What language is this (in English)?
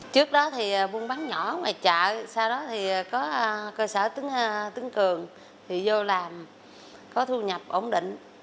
Vietnamese